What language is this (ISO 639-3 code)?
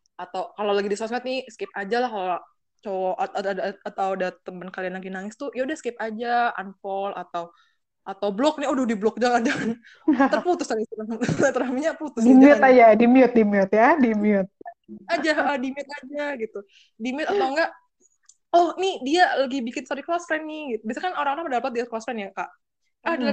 ind